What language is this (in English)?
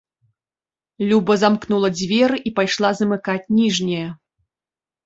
Belarusian